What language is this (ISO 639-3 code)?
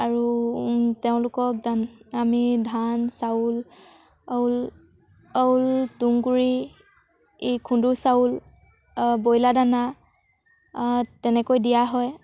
asm